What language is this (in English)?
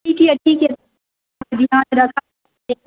Maithili